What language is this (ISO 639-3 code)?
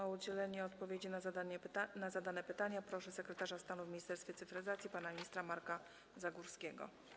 pol